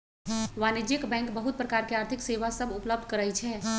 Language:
Magahi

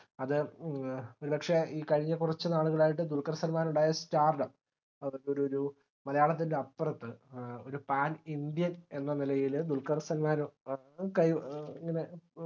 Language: Malayalam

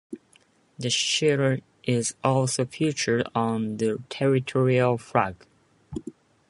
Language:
English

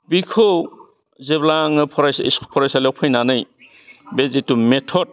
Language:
Bodo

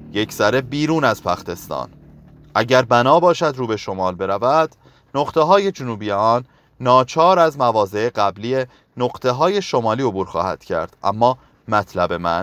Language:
Persian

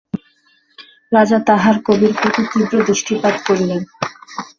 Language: Bangla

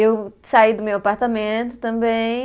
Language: Portuguese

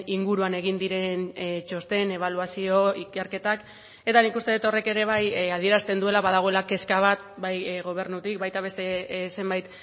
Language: Basque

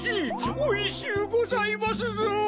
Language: Japanese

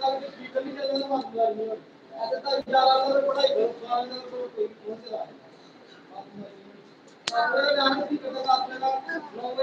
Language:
Arabic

